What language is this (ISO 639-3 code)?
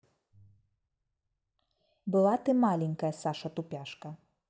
rus